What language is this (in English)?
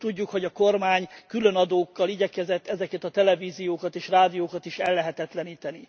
Hungarian